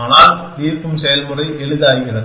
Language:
Tamil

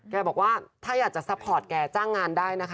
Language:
Thai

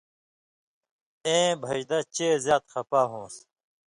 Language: Indus Kohistani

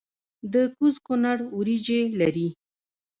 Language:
Pashto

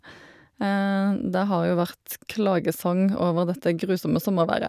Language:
Norwegian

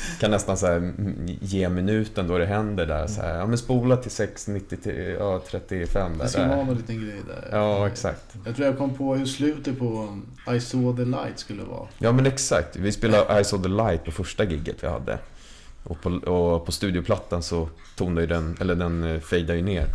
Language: Swedish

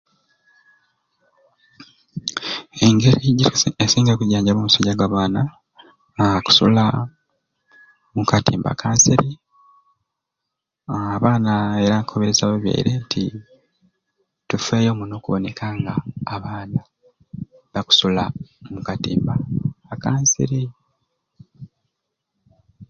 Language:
Ruuli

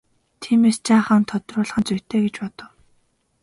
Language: Mongolian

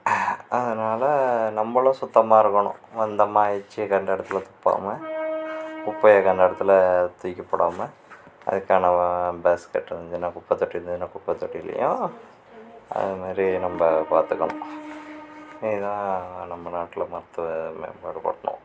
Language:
Tamil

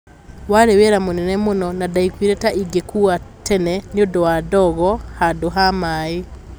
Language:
Kikuyu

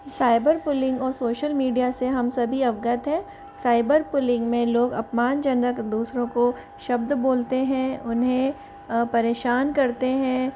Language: Hindi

